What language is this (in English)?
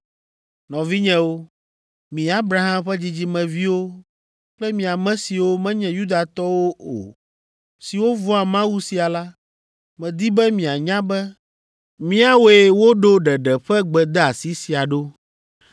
Ewe